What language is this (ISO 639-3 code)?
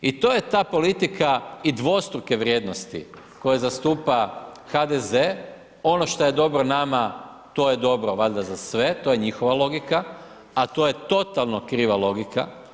hrv